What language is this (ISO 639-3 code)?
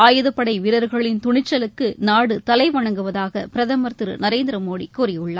tam